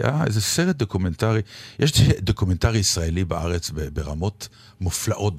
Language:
Hebrew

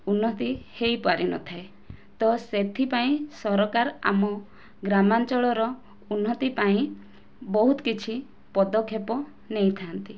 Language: Odia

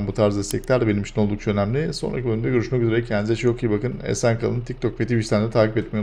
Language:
Turkish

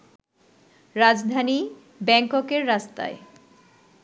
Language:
Bangla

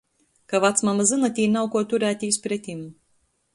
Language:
Latgalian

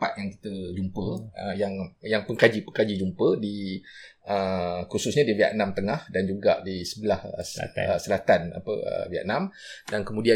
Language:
Malay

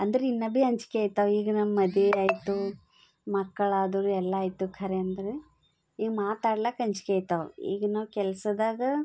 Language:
Kannada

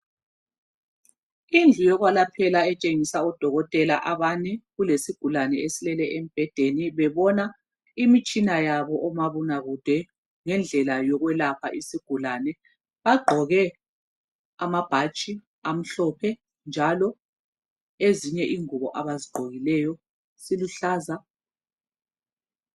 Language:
North Ndebele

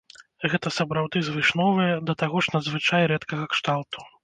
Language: Belarusian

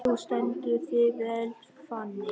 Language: Icelandic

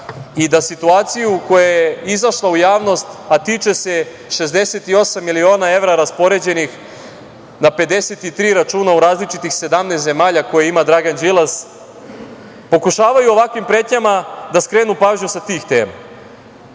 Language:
Serbian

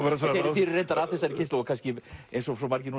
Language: Icelandic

